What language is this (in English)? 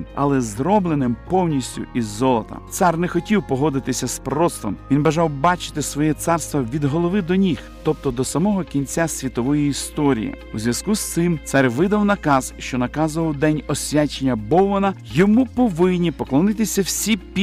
Ukrainian